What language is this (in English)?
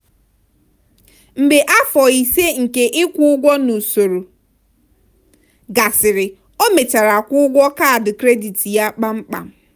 Igbo